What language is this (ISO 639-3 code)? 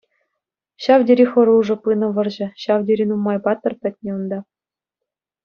chv